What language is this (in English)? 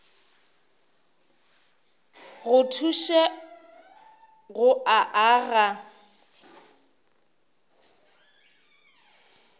Northern Sotho